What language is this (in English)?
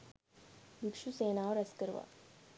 Sinhala